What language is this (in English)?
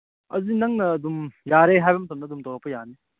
Manipuri